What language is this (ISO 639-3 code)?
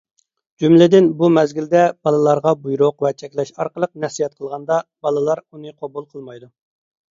uig